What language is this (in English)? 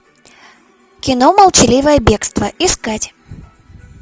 Russian